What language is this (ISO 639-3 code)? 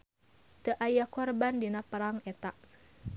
sun